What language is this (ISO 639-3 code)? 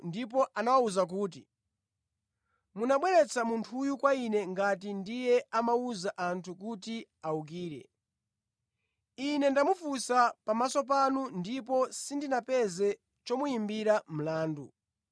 nya